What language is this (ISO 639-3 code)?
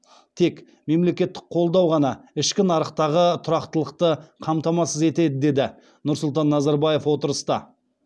kaz